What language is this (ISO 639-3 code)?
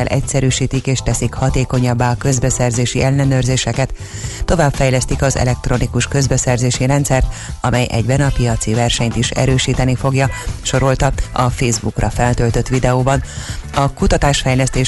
hun